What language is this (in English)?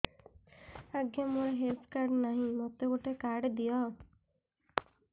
Odia